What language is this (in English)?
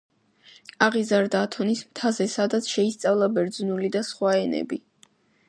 Georgian